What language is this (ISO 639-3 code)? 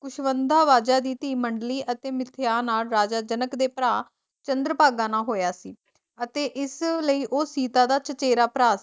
pan